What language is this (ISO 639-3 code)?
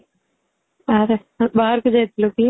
ori